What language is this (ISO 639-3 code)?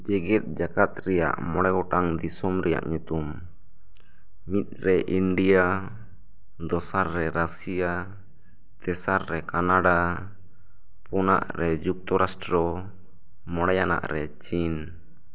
sat